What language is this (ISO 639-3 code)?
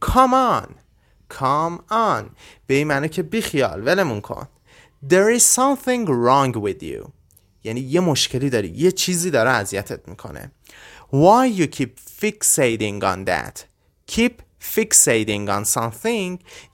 fas